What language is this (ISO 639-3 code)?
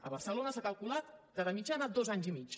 cat